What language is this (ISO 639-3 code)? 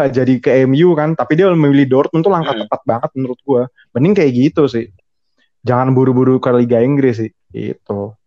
ind